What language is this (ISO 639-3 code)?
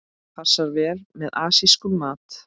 isl